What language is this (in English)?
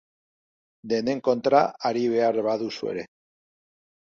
Basque